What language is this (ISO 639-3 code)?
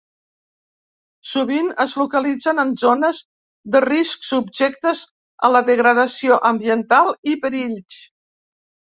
cat